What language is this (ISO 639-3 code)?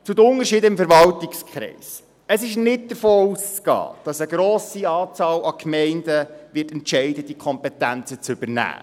gsw